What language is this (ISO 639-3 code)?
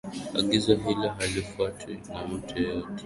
swa